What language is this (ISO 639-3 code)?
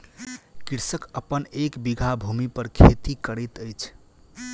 mai